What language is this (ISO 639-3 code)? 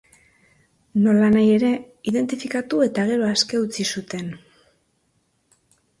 eus